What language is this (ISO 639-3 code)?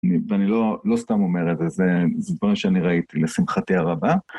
heb